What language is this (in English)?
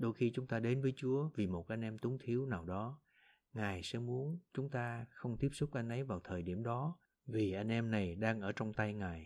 Vietnamese